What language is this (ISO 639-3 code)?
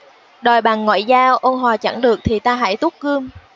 vie